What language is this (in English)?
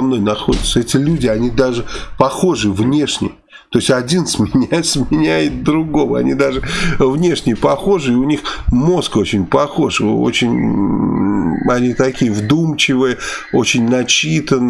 Russian